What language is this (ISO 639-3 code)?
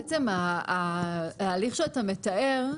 heb